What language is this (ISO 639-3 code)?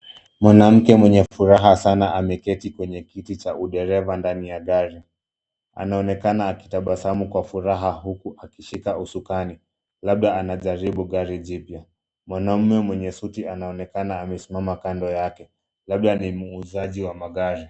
swa